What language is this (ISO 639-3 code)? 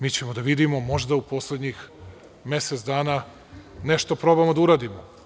srp